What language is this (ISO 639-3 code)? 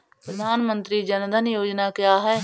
hin